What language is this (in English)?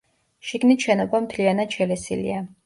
Georgian